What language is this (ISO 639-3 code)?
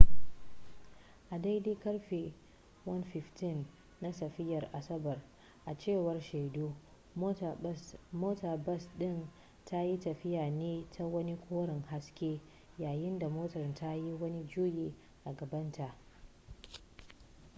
hau